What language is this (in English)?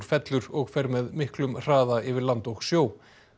Icelandic